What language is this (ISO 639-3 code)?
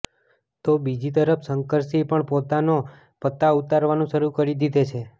guj